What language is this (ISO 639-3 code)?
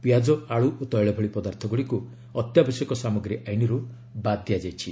ori